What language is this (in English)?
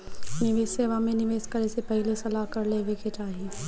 Bhojpuri